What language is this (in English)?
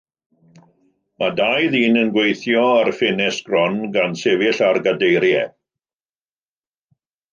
Welsh